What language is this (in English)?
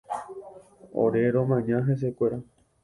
Guarani